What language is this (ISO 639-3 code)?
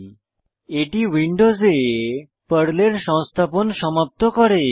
ben